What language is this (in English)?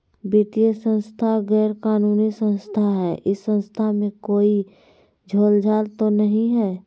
Magahi